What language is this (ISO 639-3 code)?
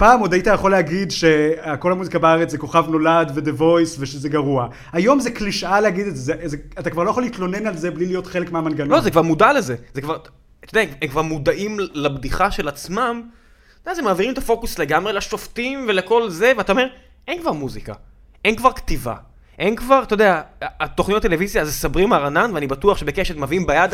heb